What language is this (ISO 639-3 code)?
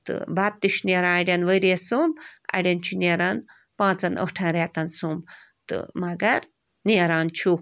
kas